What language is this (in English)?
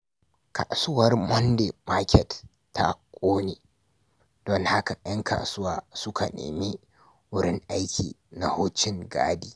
Hausa